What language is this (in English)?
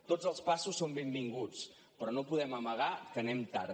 Catalan